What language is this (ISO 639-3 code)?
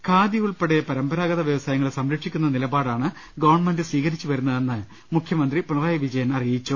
mal